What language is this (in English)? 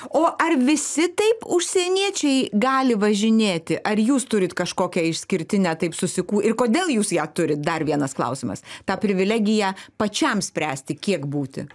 Lithuanian